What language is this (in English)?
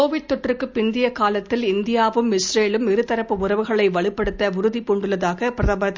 Tamil